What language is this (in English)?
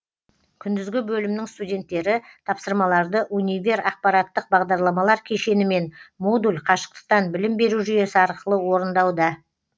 Kazakh